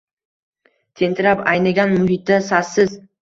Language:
Uzbek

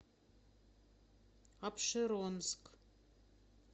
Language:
Russian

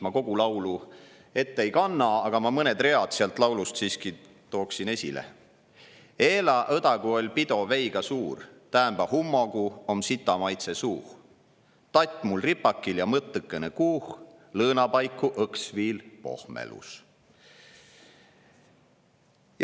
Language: Estonian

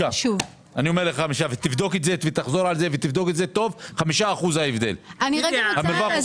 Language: Hebrew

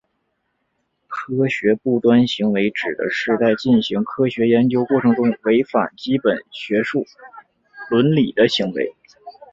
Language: Chinese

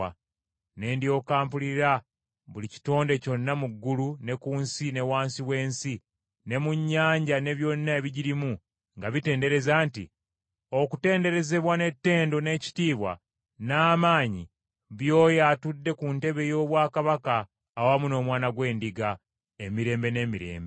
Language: Ganda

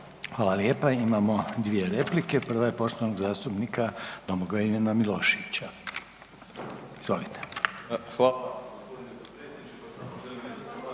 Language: Croatian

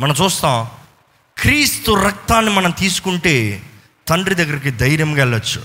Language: Telugu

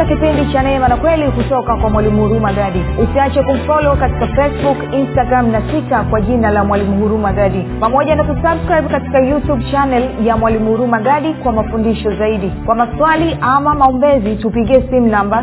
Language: Swahili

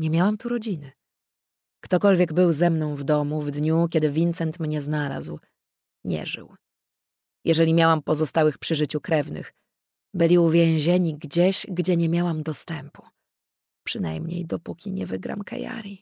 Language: Polish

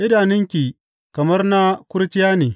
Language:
Hausa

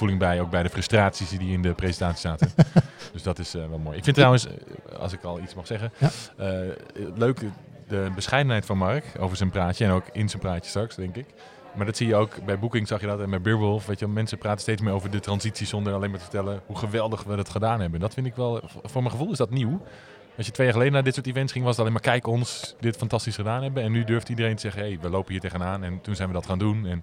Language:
Dutch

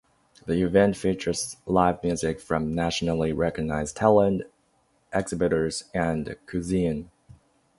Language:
English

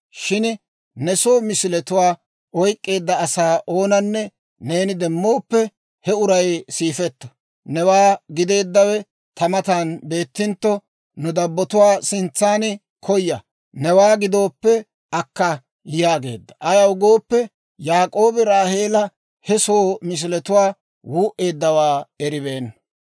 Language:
Dawro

